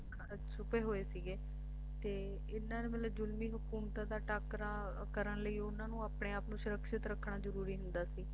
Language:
Punjabi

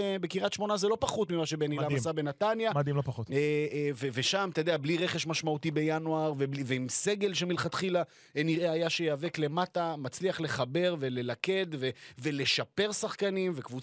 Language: Hebrew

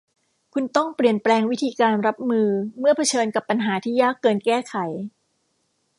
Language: Thai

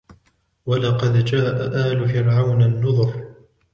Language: Arabic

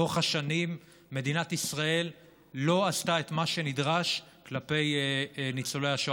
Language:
Hebrew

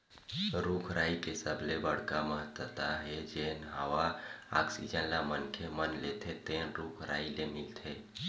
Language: Chhattisgarhi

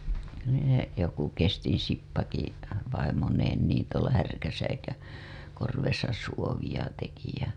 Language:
Finnish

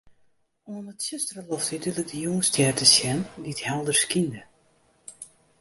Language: Western Frisian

